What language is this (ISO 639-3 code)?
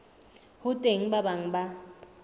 sot